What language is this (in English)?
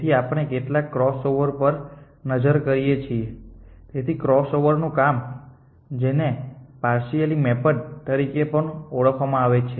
Gujarati